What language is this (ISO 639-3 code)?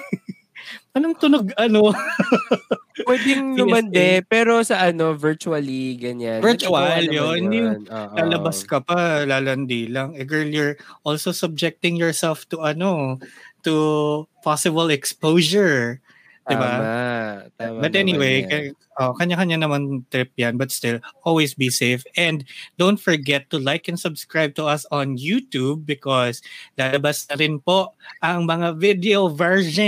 fil